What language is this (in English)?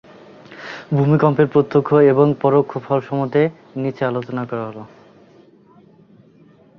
Bangla